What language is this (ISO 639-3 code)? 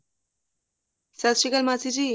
pan